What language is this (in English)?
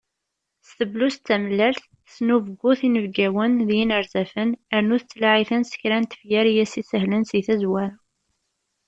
Kabyle